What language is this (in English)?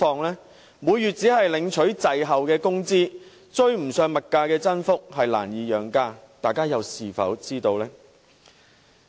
Cantonese